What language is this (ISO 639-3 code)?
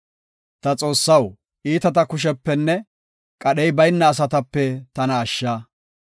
gof